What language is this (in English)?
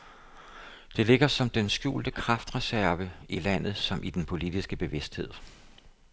Danish